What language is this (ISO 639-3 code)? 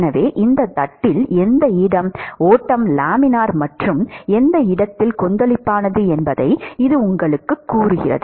tam